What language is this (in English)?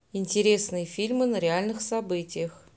Russian